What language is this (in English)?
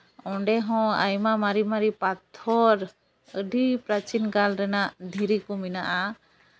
Santali